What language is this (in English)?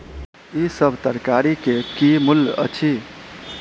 Maithili